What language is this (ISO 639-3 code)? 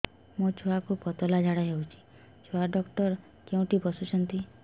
ori